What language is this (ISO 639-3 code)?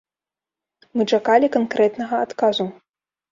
bel